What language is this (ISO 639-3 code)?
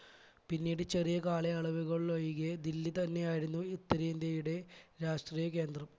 mal